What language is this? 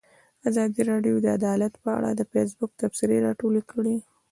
Pashto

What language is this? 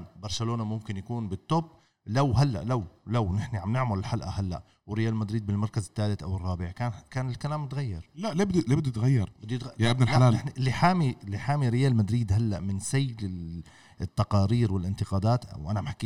Arabic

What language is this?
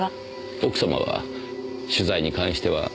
Japanese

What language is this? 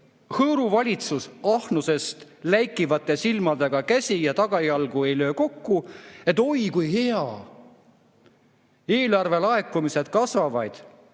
Estonian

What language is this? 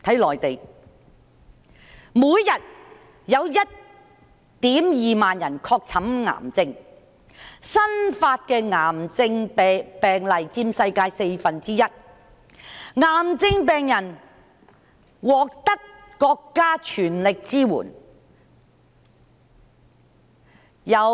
Cantonese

